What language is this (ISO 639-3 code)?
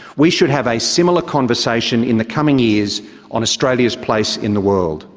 eng